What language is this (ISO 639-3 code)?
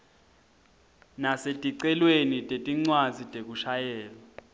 ssw